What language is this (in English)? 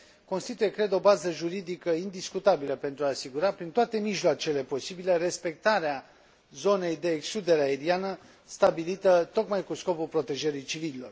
Romanian